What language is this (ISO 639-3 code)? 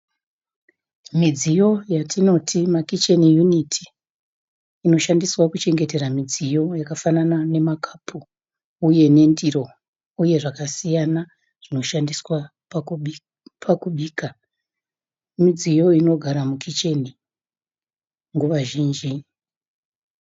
sna